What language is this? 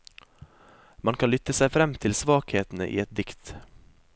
Norwegian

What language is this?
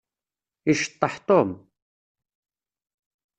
Kabyle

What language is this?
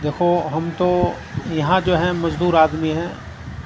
Urdu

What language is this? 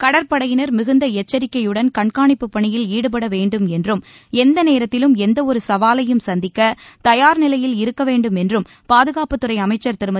Tamil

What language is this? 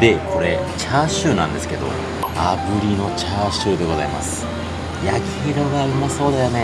Japanese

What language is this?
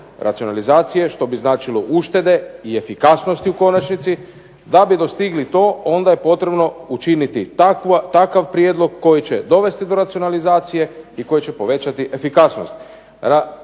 Croatian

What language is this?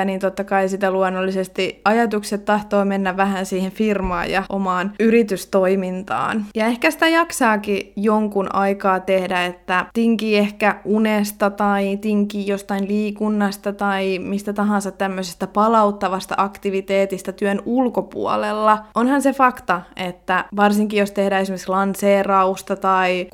Finnish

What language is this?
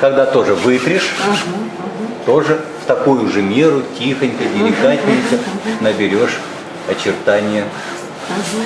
Russian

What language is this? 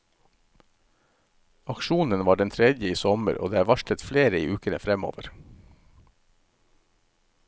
Norwegian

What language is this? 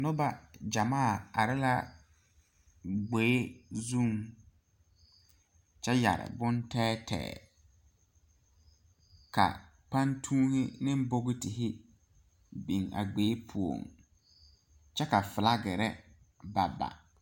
Southern Dagaare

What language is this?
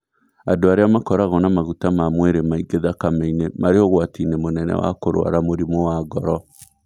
Kikuyu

